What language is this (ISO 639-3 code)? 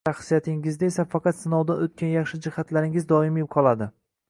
uzb